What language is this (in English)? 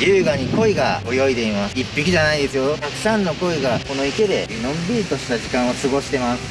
Japanese